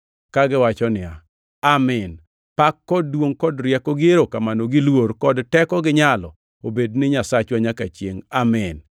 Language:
Luo (Kenya and Tanzania)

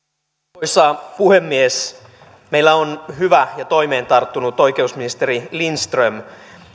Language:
Finnish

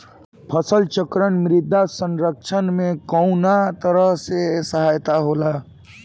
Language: Bhojpuri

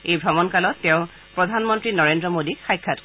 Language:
Assamese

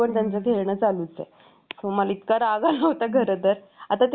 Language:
Marathi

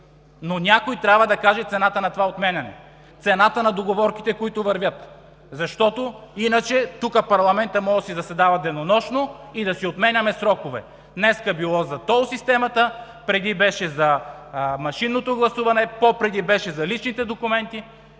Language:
Bulgarian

